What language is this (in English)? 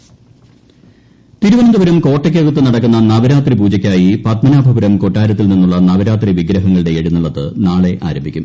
Malayalam